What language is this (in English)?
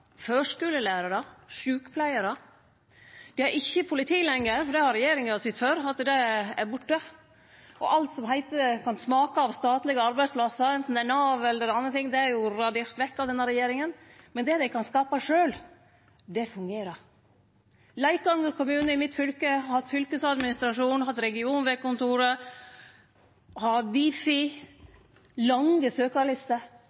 Norwegian Nynorsk